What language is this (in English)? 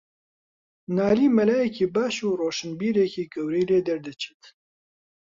Central Kurdish